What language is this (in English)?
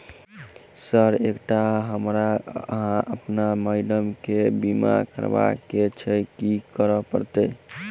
Maithili